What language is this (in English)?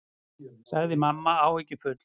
Icelandic